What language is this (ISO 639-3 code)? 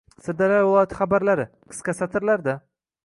uzb